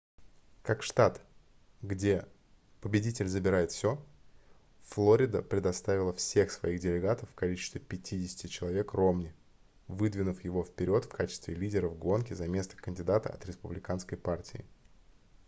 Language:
Russian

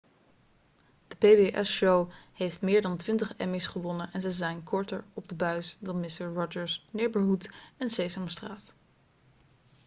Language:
Dutch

